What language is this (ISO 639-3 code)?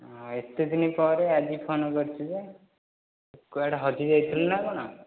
ori